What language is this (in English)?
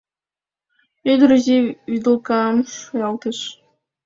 Mari